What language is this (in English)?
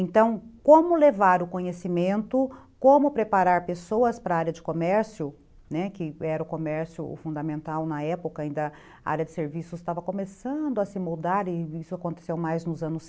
Portuguese